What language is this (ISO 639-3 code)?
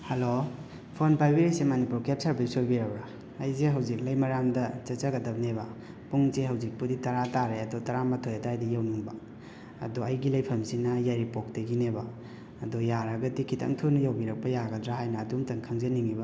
mni